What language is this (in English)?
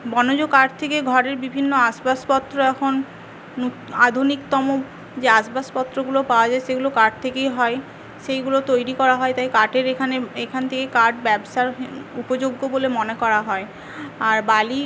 Bangla